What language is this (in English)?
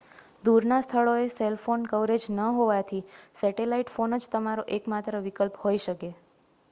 Gujarati